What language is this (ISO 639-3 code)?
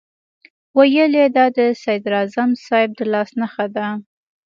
pus